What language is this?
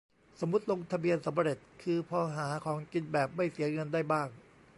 Thai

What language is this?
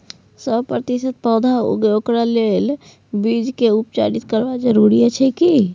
Maithili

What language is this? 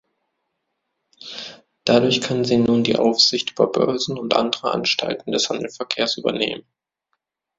German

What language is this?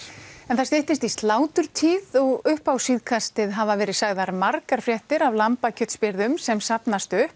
Icelandic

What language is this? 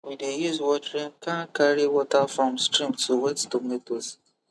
Nigerian Pidgin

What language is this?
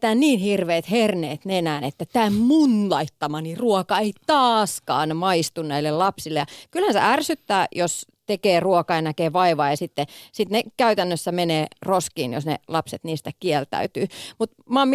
Finnish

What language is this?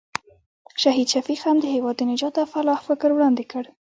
Pashto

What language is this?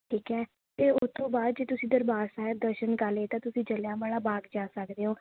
Punjabi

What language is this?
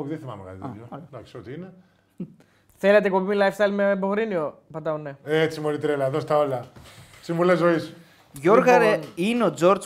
Greek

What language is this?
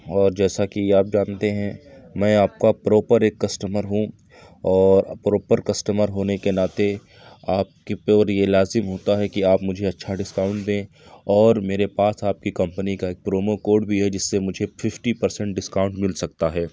Urdu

